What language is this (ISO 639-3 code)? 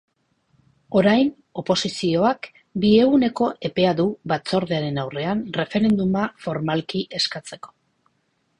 eus